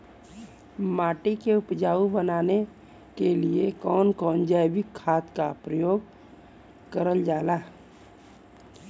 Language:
Bhojpuri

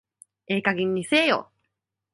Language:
Japanese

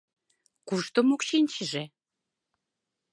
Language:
Mari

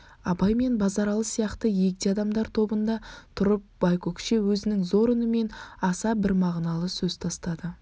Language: Kazakh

